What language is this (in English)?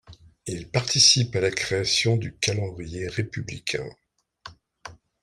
French